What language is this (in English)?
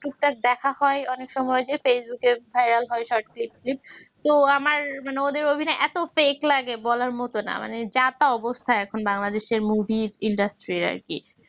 Bangla